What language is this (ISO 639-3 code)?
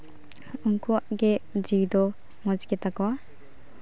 sat